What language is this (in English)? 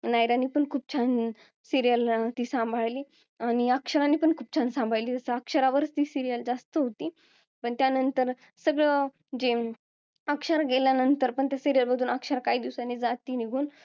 Marathi